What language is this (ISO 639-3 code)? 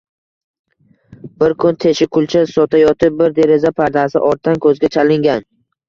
uzb